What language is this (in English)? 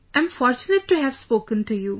English